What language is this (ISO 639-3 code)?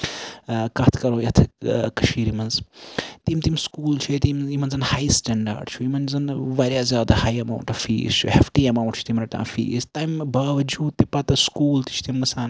kas